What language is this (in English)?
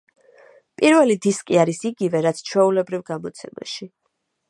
Georgian